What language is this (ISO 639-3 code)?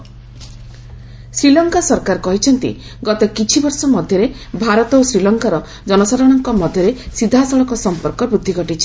ori